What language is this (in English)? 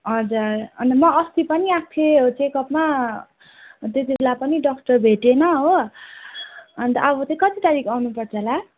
Nepali